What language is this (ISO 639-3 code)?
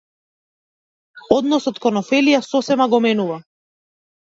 mkd